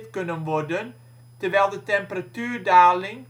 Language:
Dutch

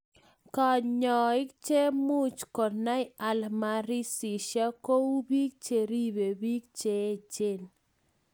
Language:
Kalenjin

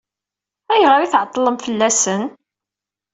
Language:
Kabyle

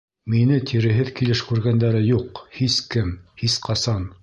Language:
Bashkir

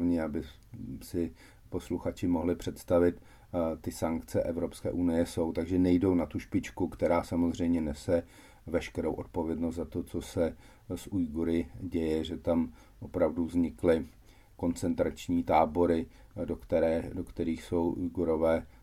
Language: Czech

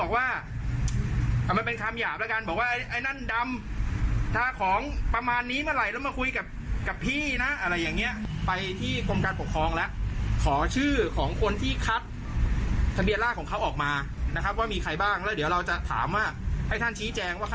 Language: Thai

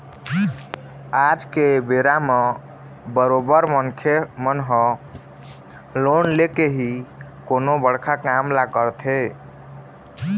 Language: Chhattisgarhi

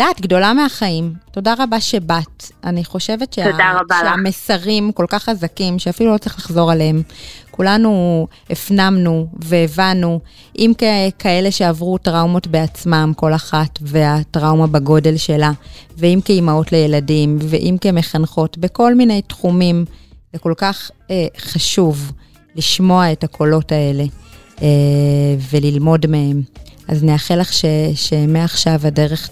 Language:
Hebrew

